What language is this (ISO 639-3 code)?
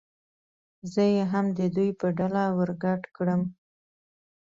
pus